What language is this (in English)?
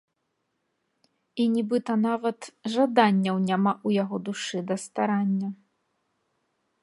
Belarusian